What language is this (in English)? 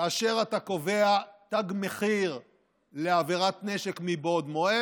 Hebrew